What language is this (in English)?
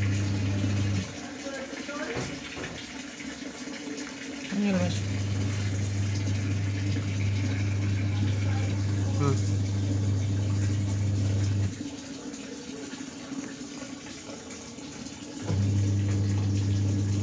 Indonesian